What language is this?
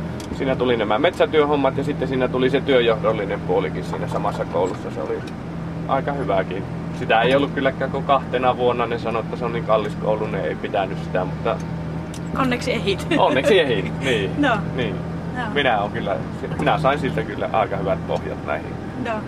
Finnish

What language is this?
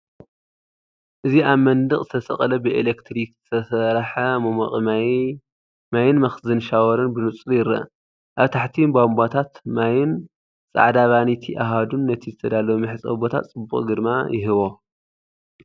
Tigrinya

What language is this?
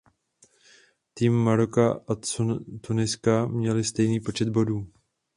Czech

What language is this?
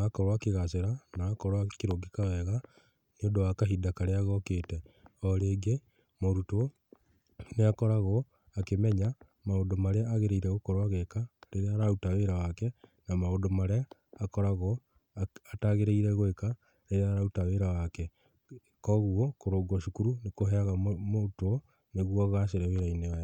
Kikuyu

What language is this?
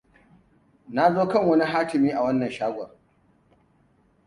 Hausa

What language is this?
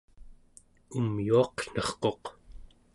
Central Yupik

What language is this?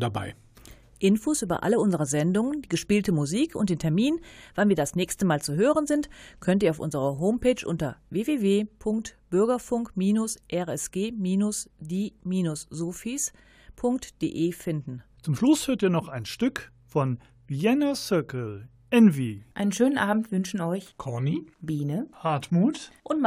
German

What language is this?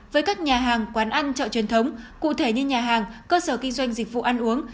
Vietnamese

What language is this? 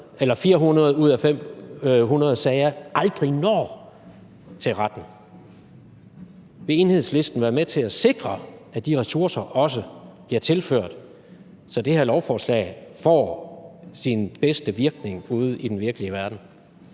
Danish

